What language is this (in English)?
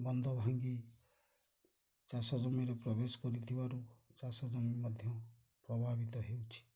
Odia